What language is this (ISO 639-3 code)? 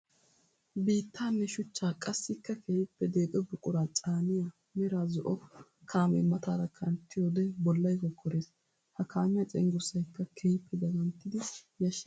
wal